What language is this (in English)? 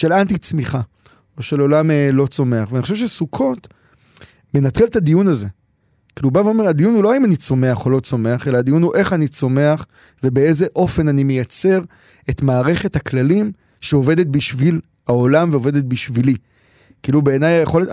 Hebrew